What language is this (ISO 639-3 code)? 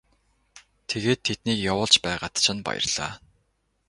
mon